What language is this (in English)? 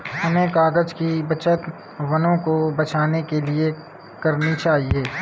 Hindi